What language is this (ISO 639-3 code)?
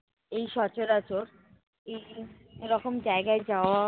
ben